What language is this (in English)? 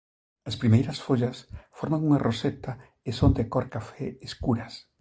Galician